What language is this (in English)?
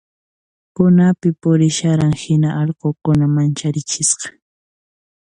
Puno Quechua